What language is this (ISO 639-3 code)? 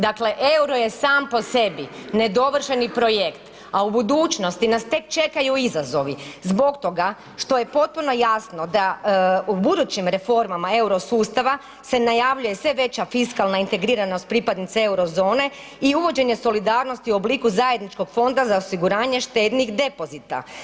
hrv